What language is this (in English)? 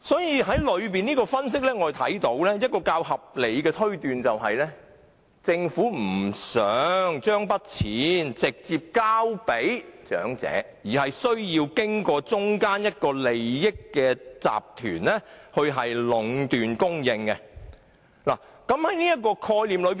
Cantonese